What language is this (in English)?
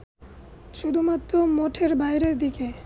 Bangla